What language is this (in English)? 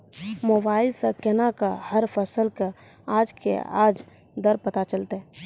Maithili